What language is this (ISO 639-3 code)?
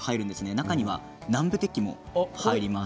jpn